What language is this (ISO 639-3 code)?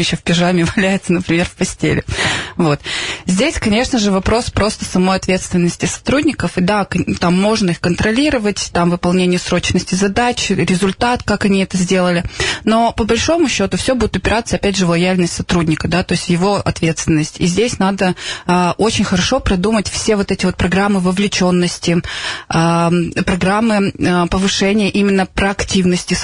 rus